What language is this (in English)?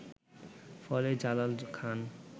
Bangla